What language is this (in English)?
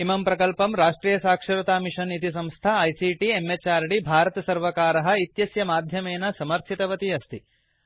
Sanskrit